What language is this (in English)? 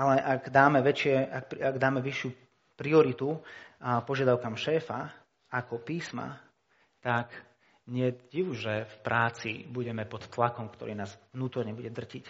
Slovak